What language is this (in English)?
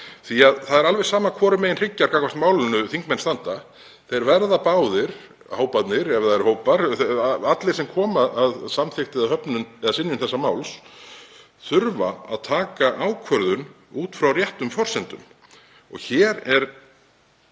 Icelandic